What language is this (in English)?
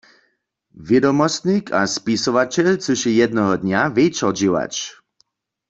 Upper Sorbian